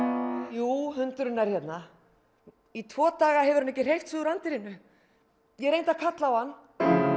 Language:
Icelandic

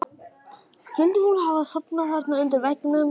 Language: Icelandic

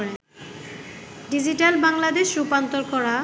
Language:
Bangla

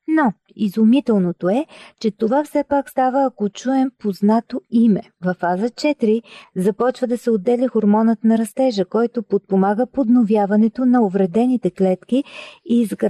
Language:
Bulgarian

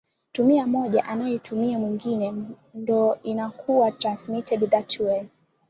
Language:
Swahili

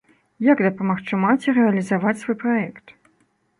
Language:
Belarusian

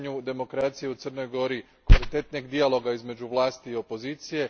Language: Croatian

